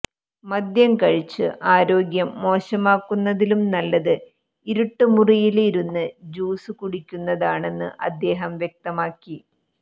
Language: Malayalam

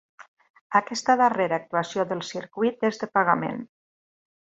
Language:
Catalan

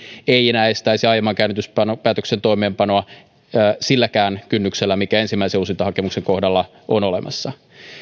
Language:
Finnish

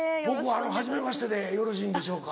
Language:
Japanese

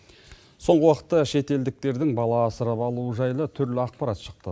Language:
Kazakh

